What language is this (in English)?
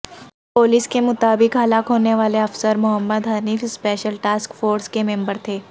Urdu